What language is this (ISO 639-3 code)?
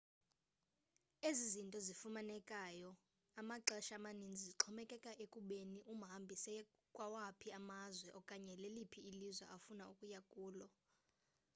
xho